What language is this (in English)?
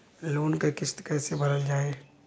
Bhojpuri